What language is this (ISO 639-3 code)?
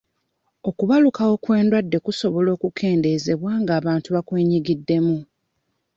lug